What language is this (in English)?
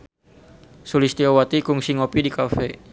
Sundanese